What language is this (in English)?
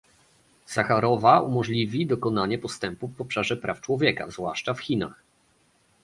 Polish